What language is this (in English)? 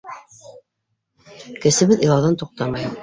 Bashkir